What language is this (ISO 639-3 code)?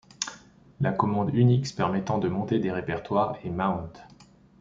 fra